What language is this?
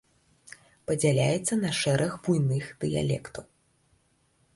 Belarusian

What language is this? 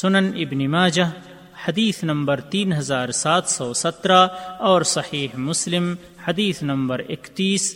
Urdu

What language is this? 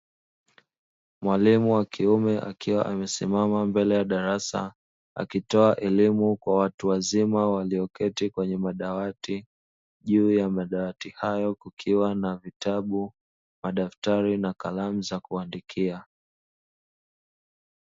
Swahili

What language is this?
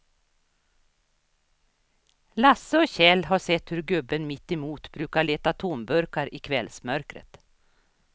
Swedish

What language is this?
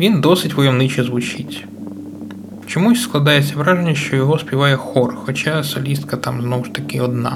Ukrainian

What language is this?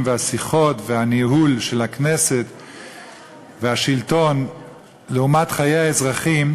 Hebrew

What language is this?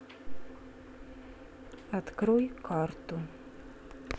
Russian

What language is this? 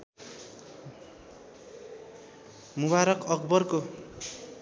Nepali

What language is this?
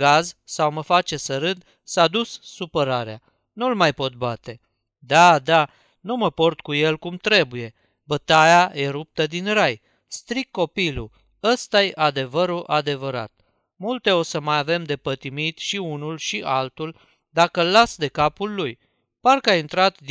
Romanian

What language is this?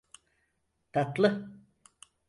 Turkish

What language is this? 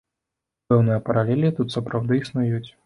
Belarusian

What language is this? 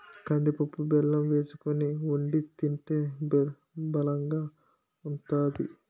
Telugu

